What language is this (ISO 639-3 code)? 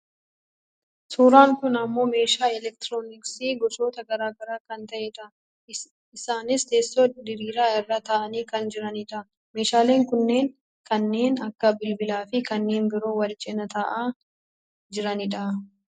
orm